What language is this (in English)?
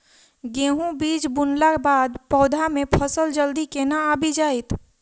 Maithili